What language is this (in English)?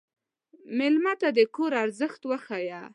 Pashto